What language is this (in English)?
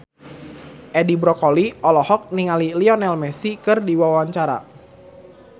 Sundanese